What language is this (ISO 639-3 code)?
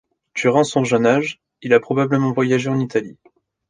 fra